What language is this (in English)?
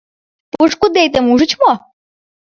Mari